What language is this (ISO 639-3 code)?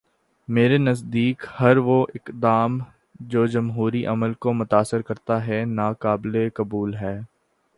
urd